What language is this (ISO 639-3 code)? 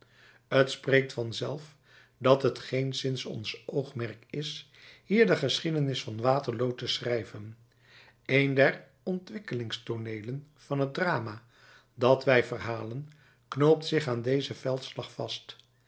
nld